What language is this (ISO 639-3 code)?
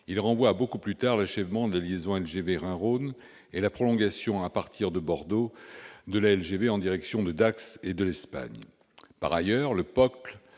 fra